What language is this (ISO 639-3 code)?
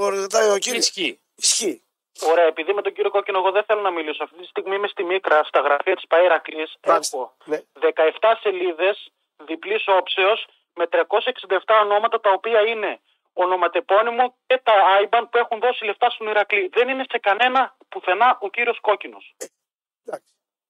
ell